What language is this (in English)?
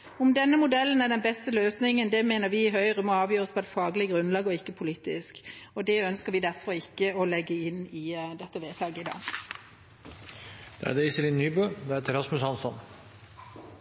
Norwegian Bokmål